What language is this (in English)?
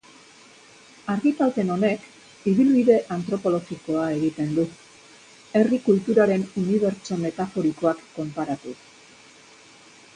Basque